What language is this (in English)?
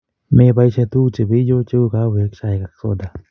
Kalenjin